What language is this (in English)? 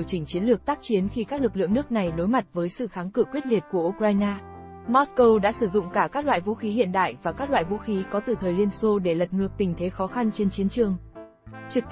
Vietnamese